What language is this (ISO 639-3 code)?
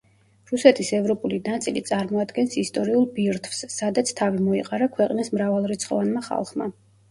kat